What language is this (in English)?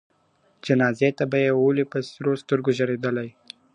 Pashto